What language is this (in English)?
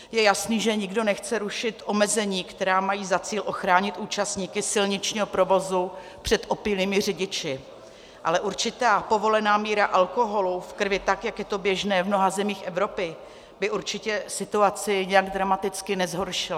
Czech